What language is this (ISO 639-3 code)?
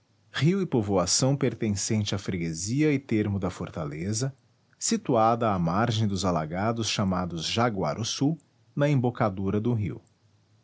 por